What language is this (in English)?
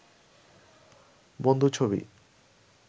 Bangla